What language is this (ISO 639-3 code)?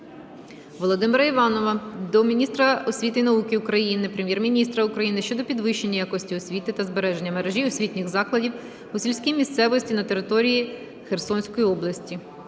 ukr